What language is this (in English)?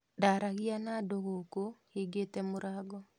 Kikuyu